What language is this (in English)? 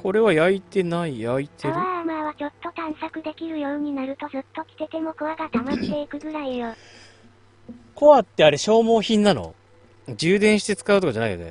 Japanese